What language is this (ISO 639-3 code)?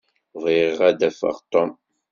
kab